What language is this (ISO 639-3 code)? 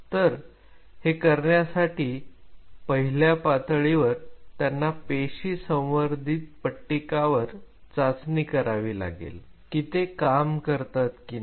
mar